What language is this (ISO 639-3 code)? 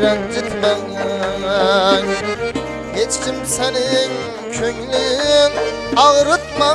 uzb